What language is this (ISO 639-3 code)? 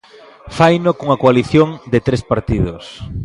glg